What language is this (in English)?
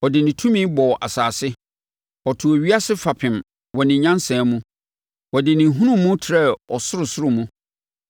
Akan